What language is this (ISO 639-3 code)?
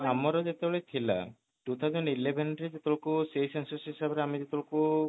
ori